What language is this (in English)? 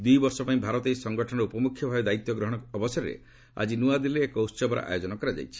Odia